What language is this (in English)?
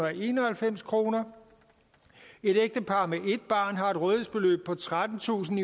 Danish